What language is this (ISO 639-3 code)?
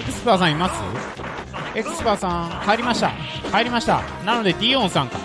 jpn